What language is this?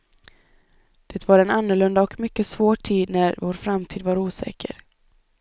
Swedish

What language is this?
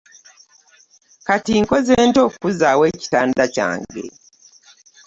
Ganda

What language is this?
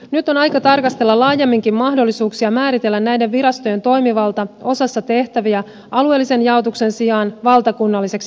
Finnish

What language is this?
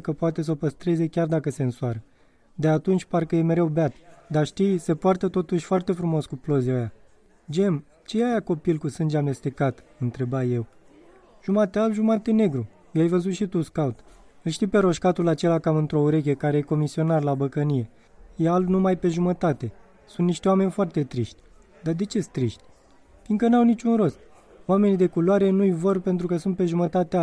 Romanian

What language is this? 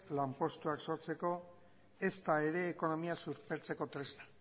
Basque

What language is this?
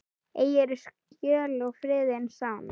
Icelandic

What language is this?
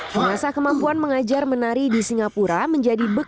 Indonesian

